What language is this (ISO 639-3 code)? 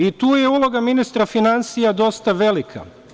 srp